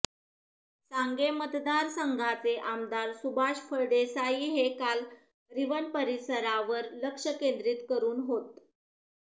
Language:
Marathi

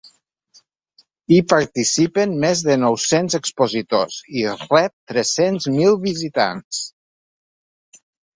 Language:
Catalan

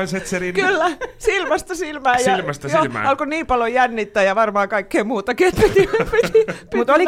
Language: Finnish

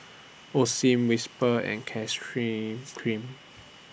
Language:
English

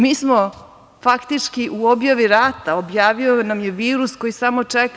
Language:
Serbian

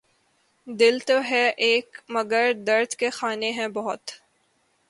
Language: Urdu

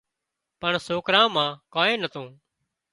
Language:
Wadiyara Koli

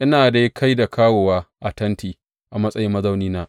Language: Hausa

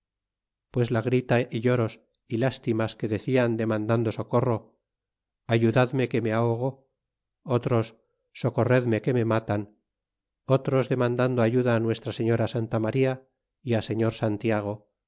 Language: Spanish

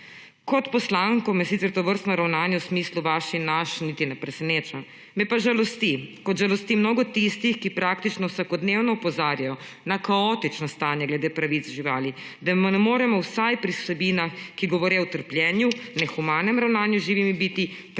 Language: Slovenian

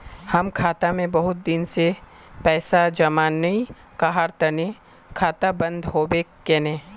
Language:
Magahi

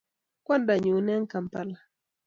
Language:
Kalenjin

